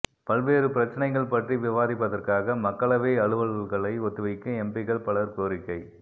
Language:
Tamil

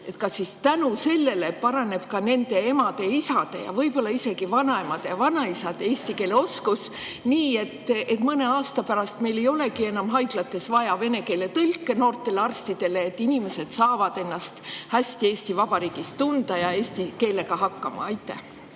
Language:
Estonian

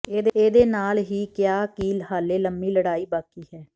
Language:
Punjabi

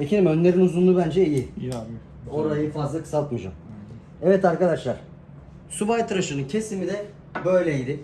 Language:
Turkish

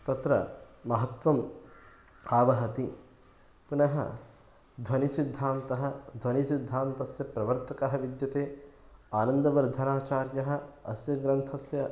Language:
Sanskrit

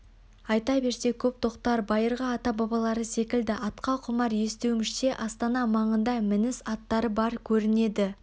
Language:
Kazakh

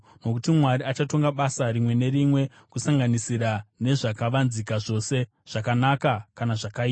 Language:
Shona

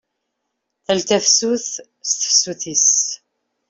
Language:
Kabyle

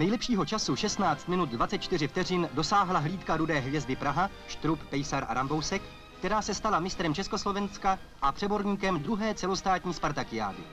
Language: Czech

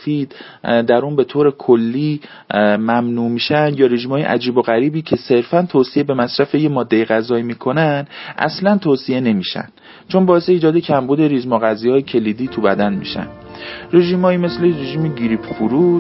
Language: Persian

